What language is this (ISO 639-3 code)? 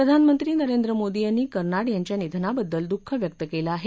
mar